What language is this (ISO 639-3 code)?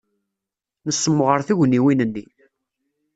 kab